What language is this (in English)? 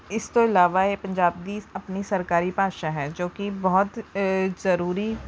Punjabi